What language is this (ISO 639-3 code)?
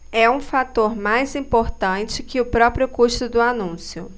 por